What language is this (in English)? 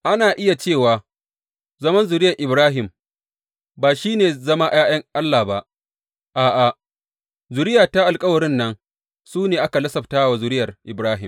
Hausa